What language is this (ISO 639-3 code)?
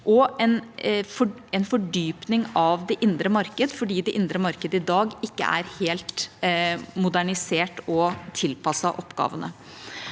nor